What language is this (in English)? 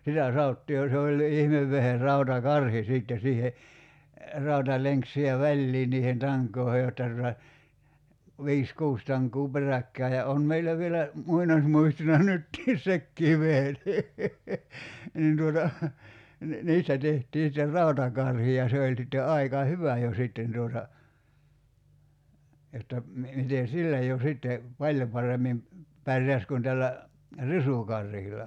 Finnish